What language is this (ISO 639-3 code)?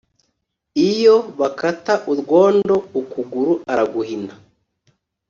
kin